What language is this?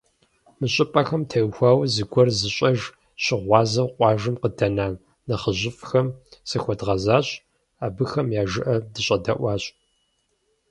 Kabardian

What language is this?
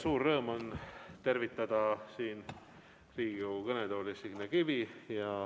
Estonian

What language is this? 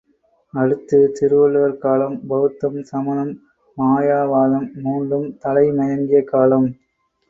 Tamil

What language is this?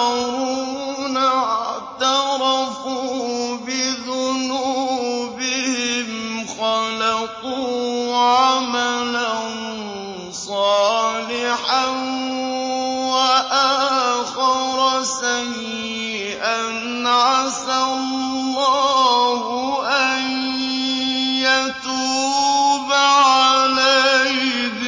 Arabic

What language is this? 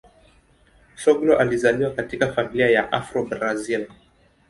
Swahili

